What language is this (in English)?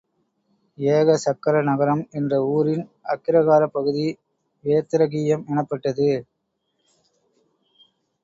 Tamil